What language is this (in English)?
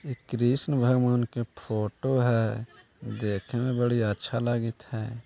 Magahi